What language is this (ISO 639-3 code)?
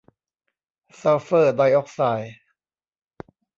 tha